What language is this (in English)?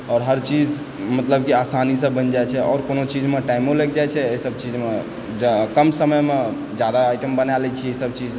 Maithili